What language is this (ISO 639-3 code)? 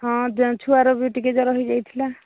ori